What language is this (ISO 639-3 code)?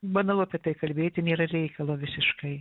lit